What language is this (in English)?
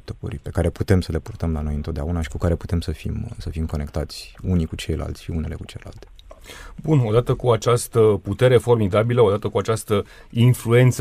Romanian